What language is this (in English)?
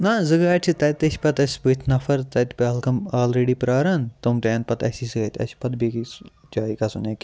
Kashmiri